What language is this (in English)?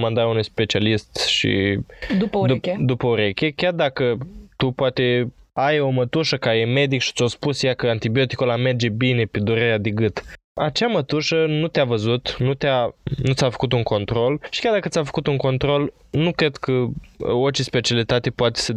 Romanian